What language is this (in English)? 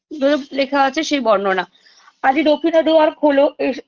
Bangla